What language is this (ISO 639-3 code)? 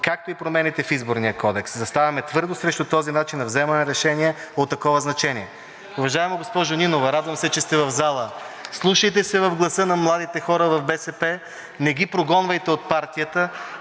bul